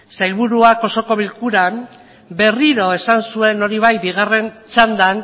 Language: Basque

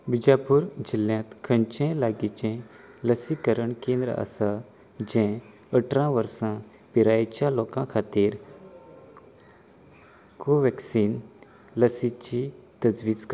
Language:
Konkani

